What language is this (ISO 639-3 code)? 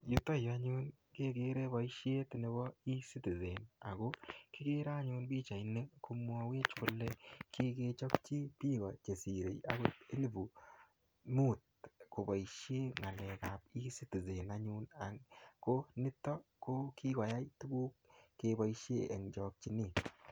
kln